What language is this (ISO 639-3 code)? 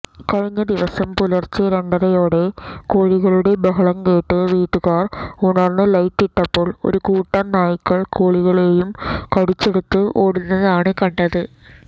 mal